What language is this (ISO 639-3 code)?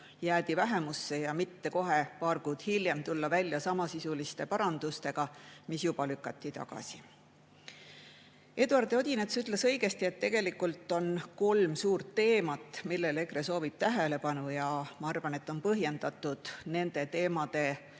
est